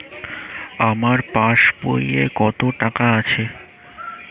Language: Bangla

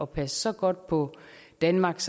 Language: Danish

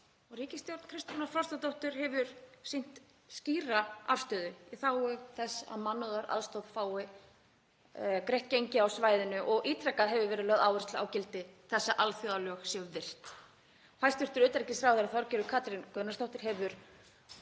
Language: Icelandic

